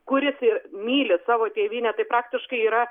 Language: Lithuanian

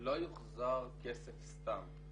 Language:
Hebrew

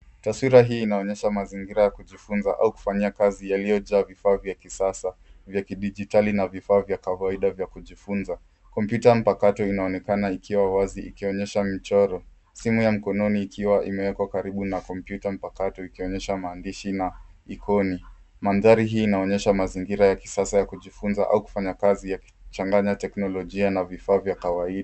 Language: Swahili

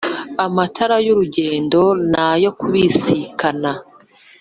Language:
Kinyarwanda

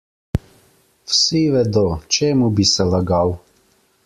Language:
Slovenian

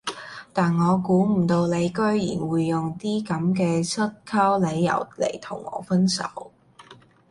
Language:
Cantonese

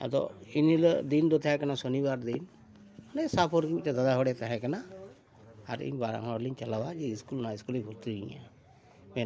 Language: Santali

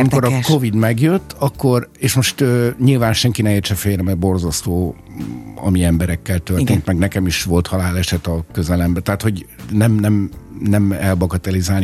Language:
Hungarian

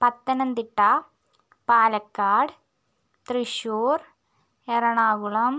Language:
Malayalam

